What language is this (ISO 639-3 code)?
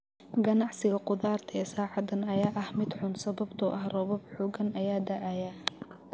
som